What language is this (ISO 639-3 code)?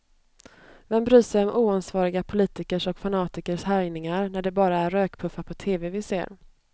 swe